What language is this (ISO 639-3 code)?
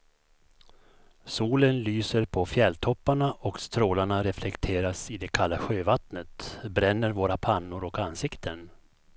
swe